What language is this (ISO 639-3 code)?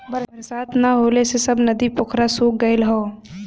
bho